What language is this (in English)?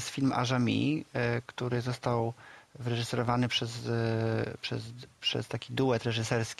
Polish